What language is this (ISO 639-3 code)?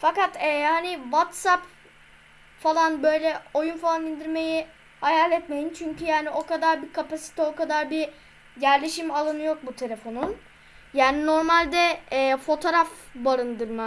tur